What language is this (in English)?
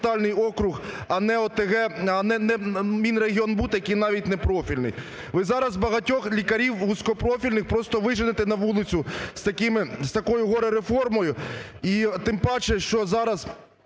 Ukrainian